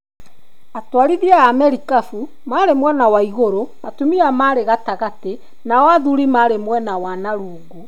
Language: Kikuyu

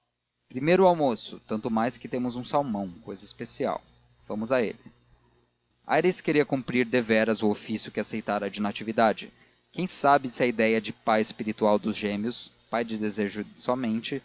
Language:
Portuguese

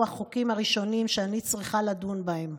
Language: Hebrew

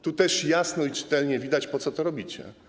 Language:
Polish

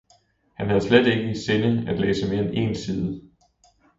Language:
Danish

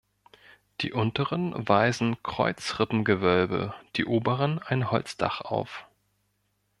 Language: German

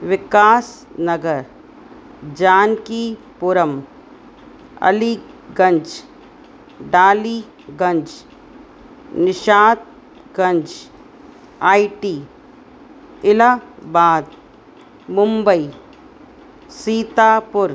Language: Sindhi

